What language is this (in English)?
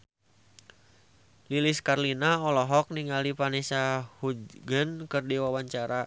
Sundanese